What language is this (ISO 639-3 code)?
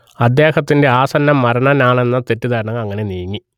mal